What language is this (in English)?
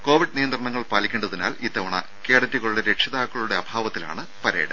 Malayalam